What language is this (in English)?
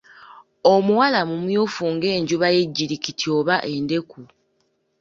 Ganda